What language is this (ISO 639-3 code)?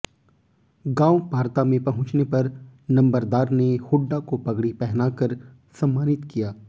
hin